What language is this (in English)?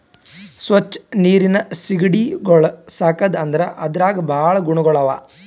Kannada